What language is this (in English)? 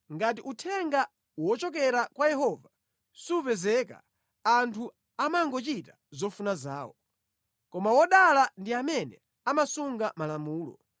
Nyanja